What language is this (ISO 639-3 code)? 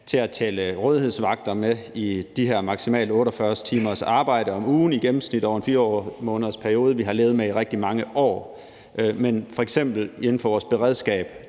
dan